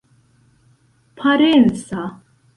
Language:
Esperanto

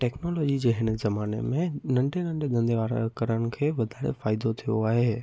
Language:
Sindhi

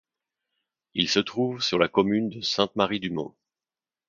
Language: French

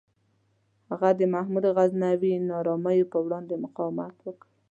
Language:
Pashto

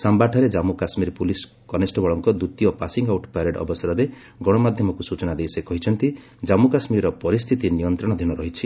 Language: Odia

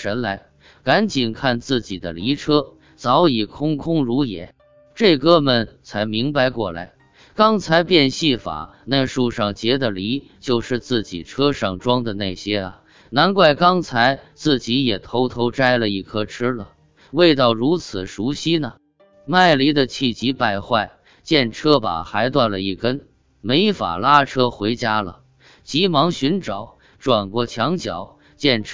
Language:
Chinese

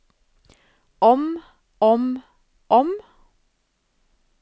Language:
Norwegian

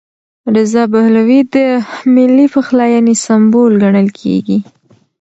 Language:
Pashto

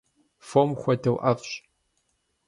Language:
Kabardian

